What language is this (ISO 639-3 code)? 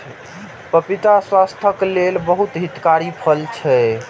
mai